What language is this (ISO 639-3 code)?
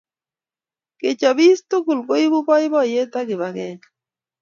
kln